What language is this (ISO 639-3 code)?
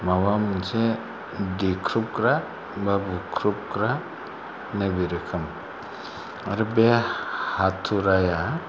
brx